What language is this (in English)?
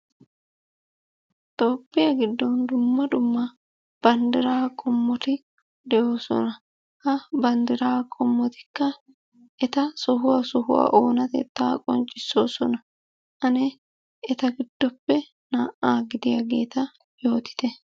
Wolaytta